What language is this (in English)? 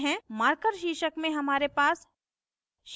Hindi